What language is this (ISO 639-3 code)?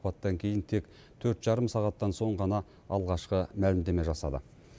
kaz